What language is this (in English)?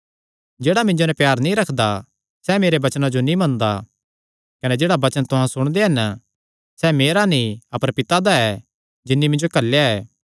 Kangri